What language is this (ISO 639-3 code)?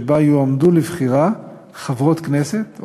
heb